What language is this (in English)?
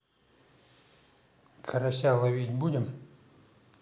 Russian